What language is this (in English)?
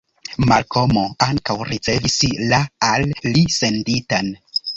Esperanto